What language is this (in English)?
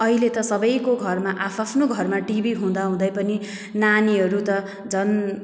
Nepali